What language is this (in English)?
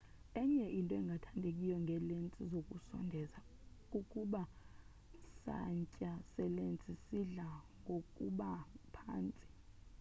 Xhosa